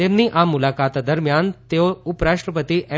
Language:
Gujarati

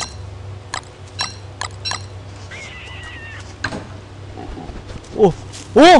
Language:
Korean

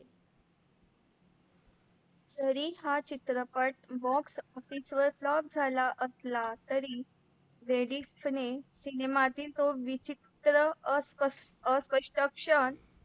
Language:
Marathi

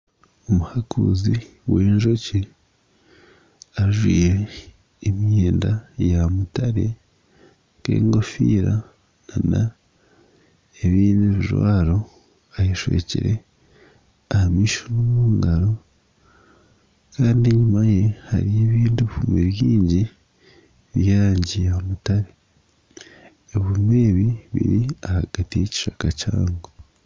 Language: Nyankole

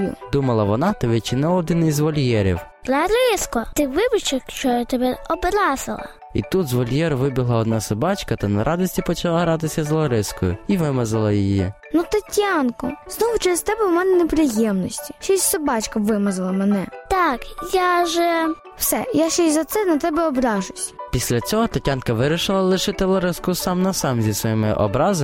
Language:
Ukrainian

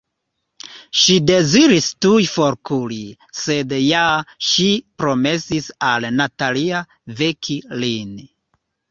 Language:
Esperanto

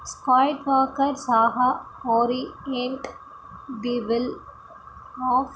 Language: Sanskrit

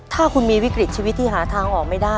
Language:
Thai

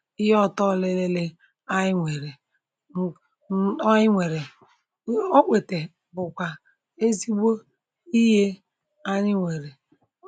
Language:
Igbo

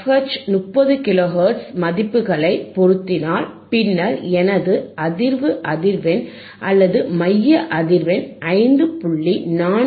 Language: Tamil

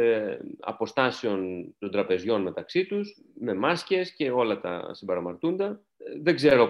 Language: Greek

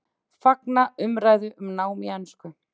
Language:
Icelandic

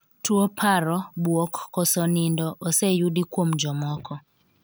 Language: Luo (Kenya and Tanzania)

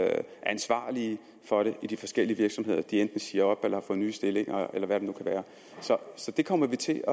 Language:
Danish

